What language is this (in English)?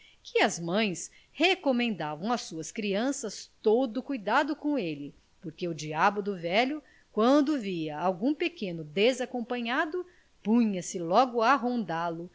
Portuguese